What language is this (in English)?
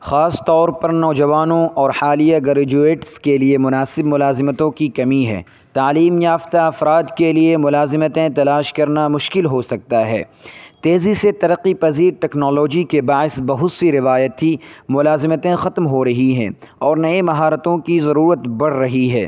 Urdu